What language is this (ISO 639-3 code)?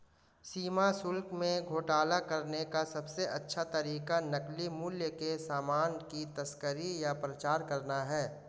hin